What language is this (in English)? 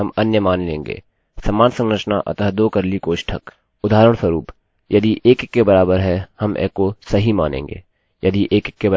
Hindi